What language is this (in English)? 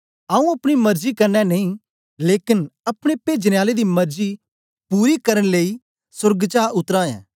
Dogri